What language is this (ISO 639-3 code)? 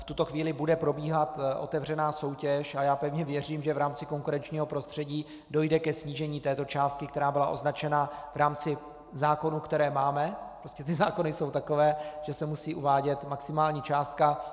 ces